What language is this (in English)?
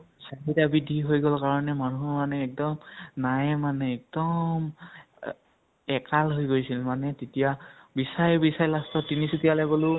Assamese